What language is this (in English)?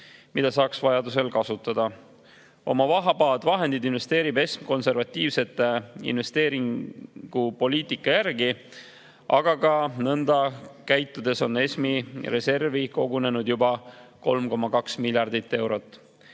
Estonian